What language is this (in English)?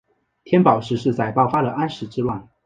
Chinese